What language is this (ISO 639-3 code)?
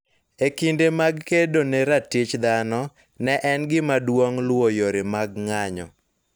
luo